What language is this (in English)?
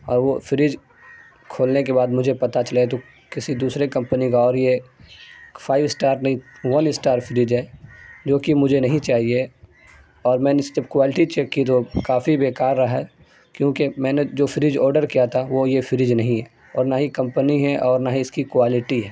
Urdu